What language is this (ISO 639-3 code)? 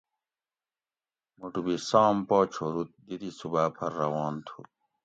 gwc